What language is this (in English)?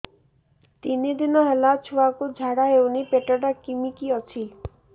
Odia